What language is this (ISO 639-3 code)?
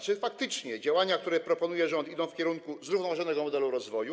pol